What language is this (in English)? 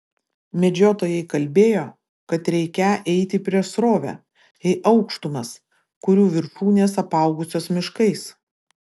Lithuanian